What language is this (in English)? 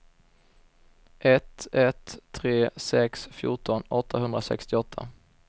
Swedish